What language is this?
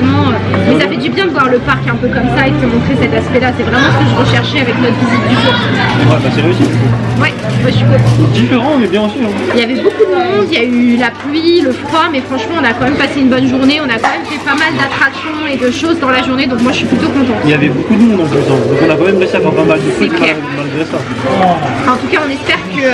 French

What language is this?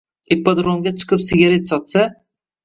Uzbek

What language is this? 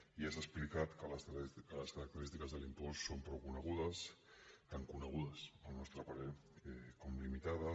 Catalan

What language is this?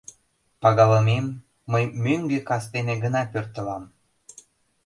Mari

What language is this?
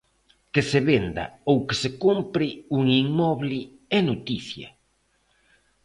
Galician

